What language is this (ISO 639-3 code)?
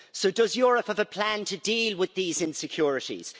eng